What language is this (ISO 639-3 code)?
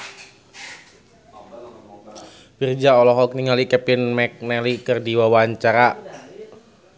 sun